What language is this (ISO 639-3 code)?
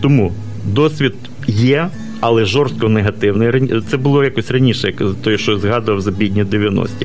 ukr